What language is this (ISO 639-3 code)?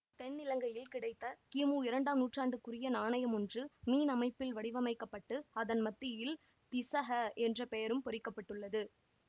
tam